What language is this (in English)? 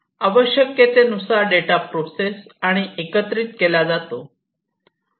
Marathi